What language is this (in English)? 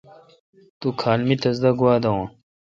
Kalkoti